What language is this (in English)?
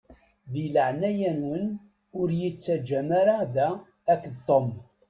Kabyle